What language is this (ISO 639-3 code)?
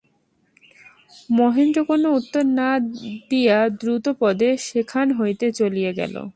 ben